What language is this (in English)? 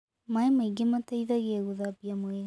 Kikuyu